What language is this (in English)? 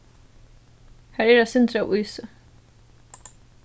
Faroese